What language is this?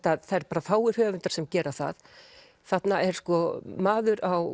Icelandic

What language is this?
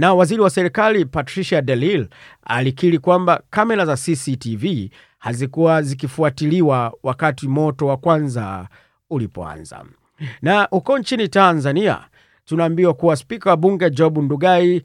Swahili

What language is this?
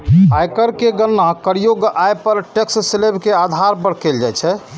Maithili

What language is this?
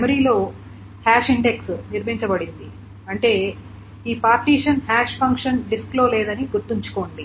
Telugu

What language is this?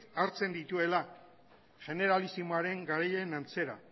Basque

